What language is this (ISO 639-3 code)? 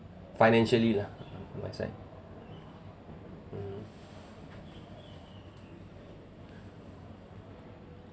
eng